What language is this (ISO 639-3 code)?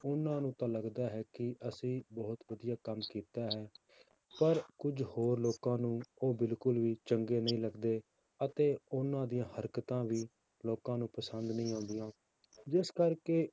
pan